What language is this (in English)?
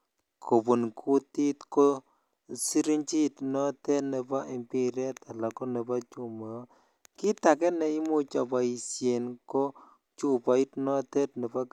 Kalenjin